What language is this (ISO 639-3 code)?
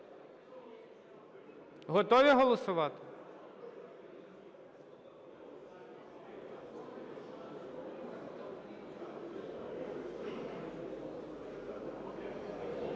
ukr